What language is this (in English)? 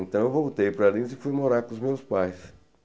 Portuguese